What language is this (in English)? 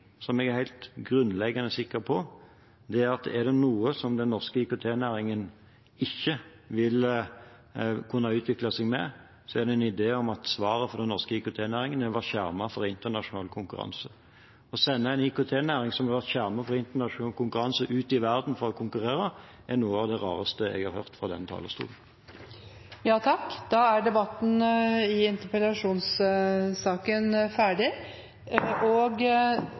Norwegian Bokmål